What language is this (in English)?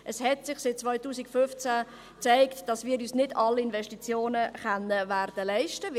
Swiss German